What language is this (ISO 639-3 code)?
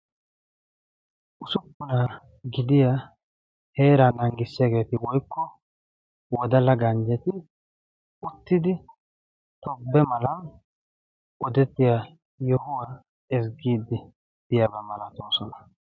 wal